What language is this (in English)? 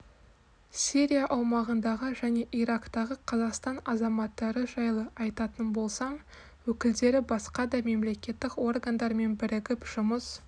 Kazakh